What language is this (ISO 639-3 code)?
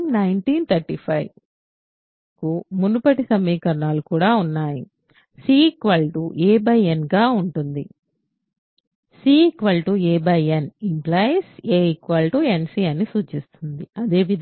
tel